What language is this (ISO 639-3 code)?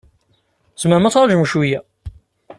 kab